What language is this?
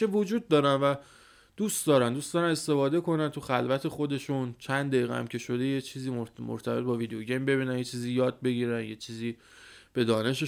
Persian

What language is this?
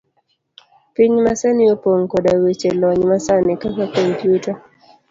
Luo (Kenya and Tanzania)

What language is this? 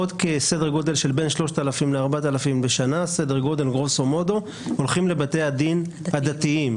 Hebrew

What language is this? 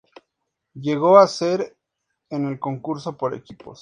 Spanish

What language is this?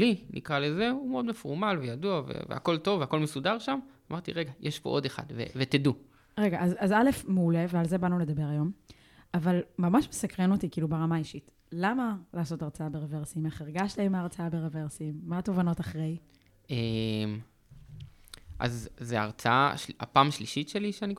Hebrew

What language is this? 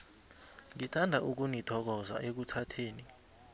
South Ndebele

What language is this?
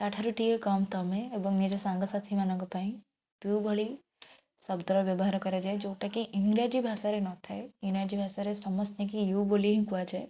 Odia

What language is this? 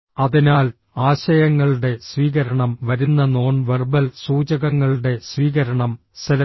Malayalam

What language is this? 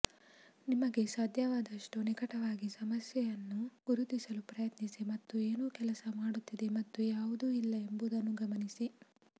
Kannada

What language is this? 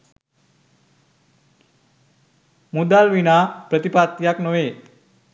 Sinhala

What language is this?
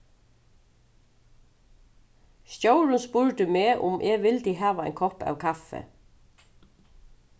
Faroese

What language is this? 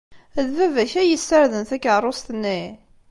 Kabyle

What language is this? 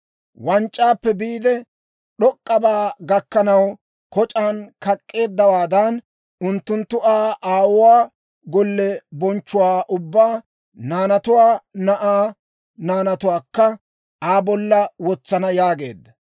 Dawro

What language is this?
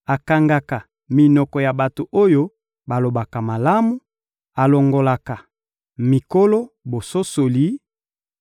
Lingala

